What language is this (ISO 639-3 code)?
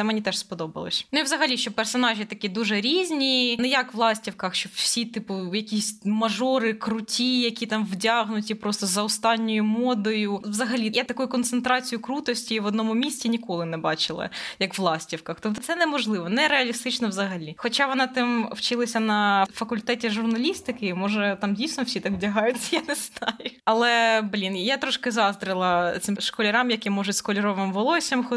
ukr